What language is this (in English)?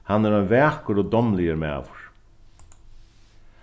Faroese